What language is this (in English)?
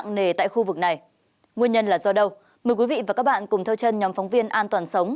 Vietnamese